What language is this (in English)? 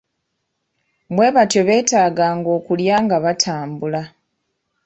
Ganda